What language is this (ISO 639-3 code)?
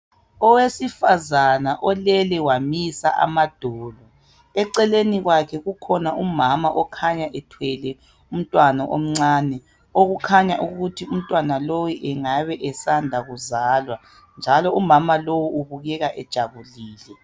nde